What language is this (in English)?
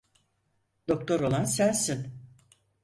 Turkish